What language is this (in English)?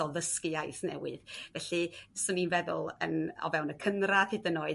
Welsh